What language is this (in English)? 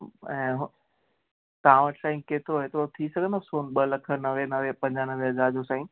Sindhi